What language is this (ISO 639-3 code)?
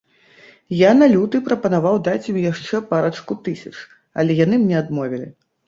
bel